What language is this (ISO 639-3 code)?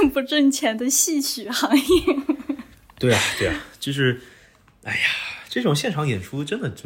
zho